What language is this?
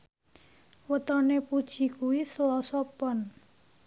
Javanese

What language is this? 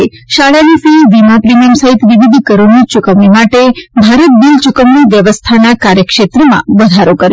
Gujarati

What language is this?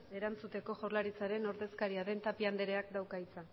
Basque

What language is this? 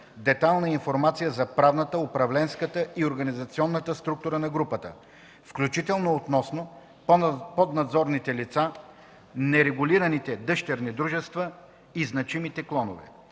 Bulgarian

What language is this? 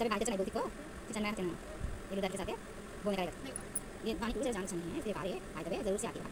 Thai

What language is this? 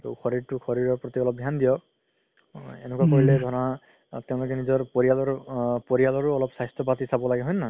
Assamese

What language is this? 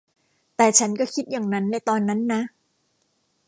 Thai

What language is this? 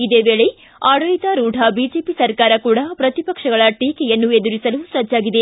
Kannada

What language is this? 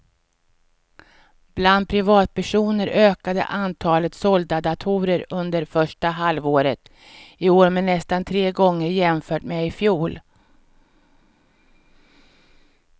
Swedish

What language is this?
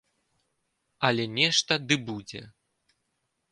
Belarusian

